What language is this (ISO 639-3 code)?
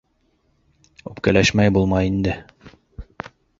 bak